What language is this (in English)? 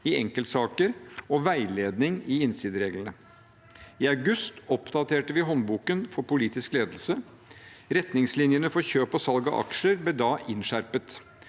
Norwegian